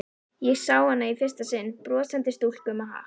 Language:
Icelandic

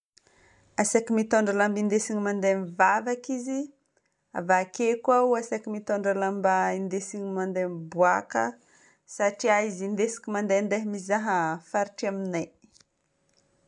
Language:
Northern Betsimisaraka Malagasy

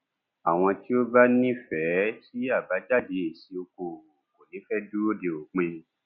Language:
Yoruba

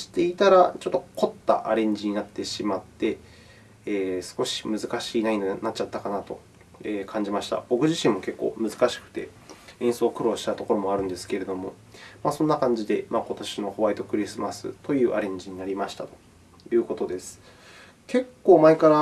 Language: Japanese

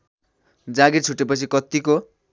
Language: Nepali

